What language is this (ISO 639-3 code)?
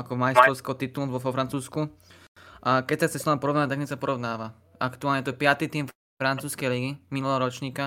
slk